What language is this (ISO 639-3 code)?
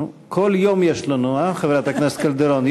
heb